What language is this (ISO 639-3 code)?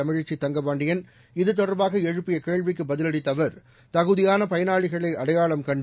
tam